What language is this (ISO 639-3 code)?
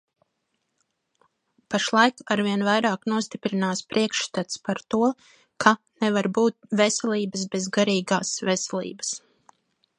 lav